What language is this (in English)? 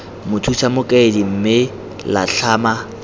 Tswana